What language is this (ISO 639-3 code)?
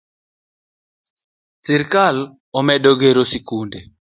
luo